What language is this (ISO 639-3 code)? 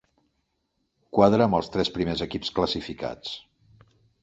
cat